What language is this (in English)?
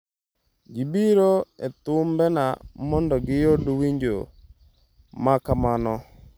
Luo (Kenya and Tanzania)